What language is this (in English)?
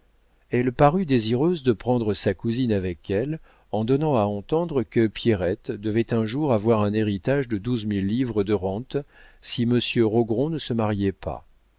French